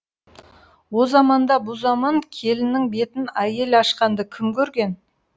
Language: Kazakh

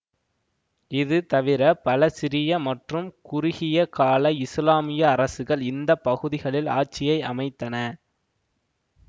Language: Tamil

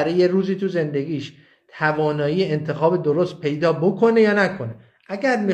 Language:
Persian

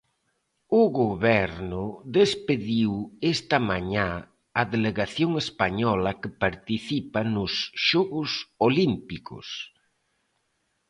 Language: Galician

